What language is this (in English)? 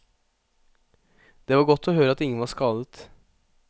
Norwegian